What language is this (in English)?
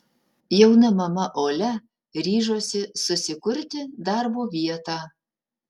Lithuanian